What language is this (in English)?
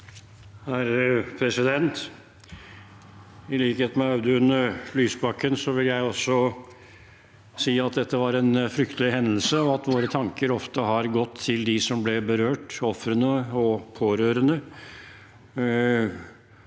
Norwegian